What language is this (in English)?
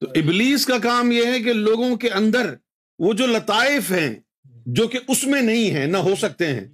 Urdu